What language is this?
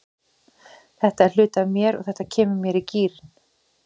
Icelandic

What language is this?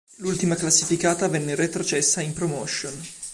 Italian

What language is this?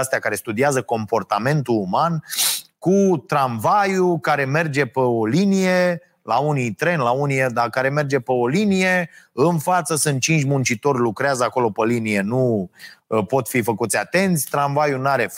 Romanian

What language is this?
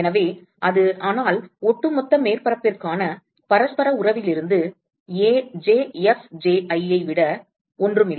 Tamil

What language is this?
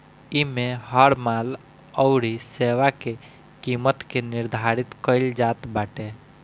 Bhojpuri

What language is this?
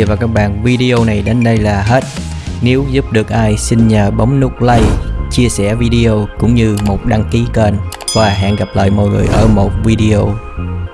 Vietnamese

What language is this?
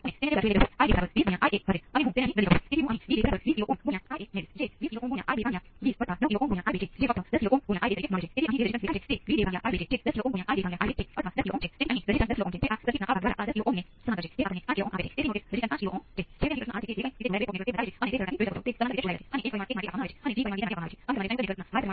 Gujarati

